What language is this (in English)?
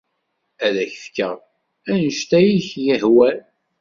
Kabyle